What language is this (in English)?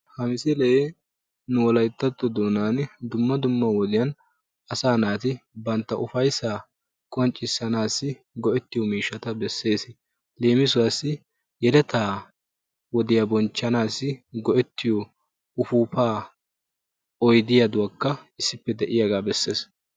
Wolaytta